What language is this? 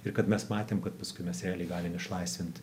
Lithuanian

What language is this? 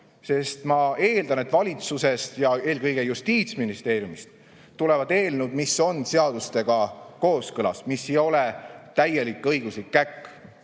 Estonian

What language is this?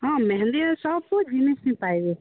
Odia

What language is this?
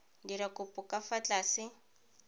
Tswana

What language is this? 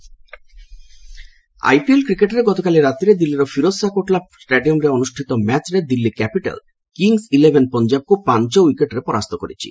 Odia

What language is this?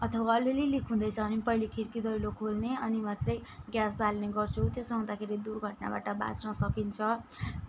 Nepali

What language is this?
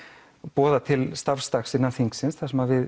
Icelandic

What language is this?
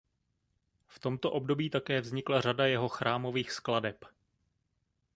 Czech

